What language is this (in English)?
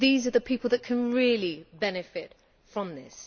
English